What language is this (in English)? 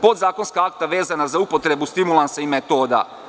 Serbian